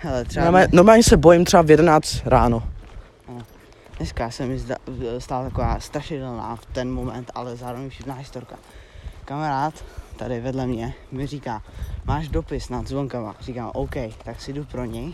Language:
Czech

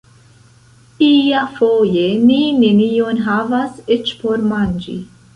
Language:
Esperanto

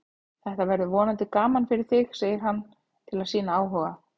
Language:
Icelandic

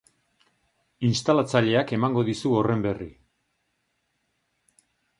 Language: Basque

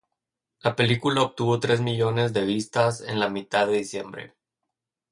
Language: Spanish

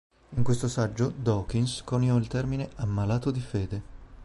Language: Italian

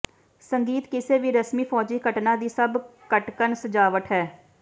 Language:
Punjabi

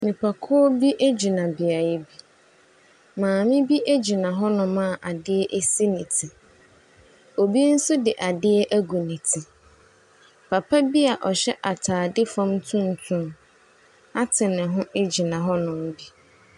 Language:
Akan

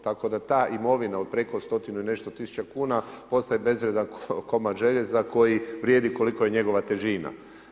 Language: Croatian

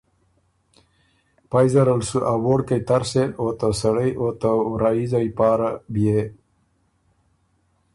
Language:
Ormuri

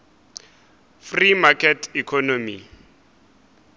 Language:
Northern Sotho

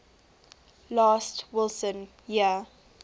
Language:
English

